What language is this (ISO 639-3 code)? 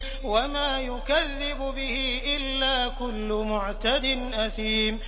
ara